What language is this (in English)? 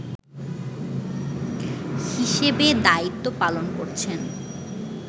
Bangla